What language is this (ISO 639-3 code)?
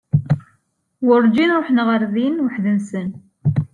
kab